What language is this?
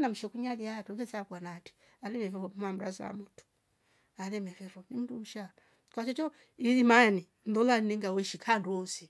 Rombo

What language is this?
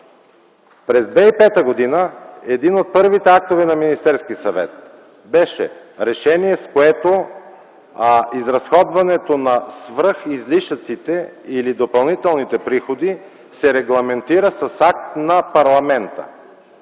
Bulgarian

